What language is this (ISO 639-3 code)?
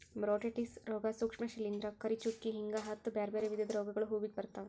kan